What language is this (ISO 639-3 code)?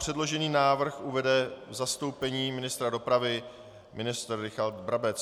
ces